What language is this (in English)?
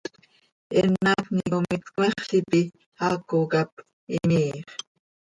Seri